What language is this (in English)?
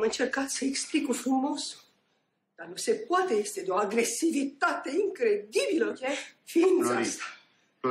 Romanian